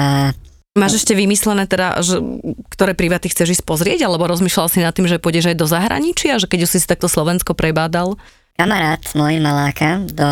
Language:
Slovak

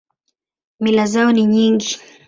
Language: Swahili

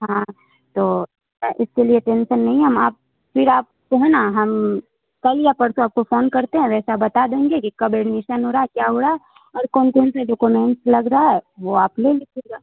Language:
Urdu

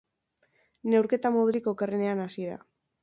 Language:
Basque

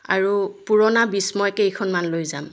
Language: Assamese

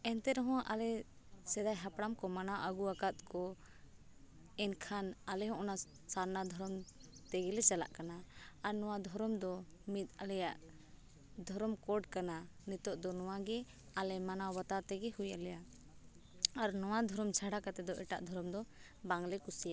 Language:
Santali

